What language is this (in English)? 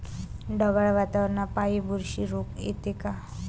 Marathi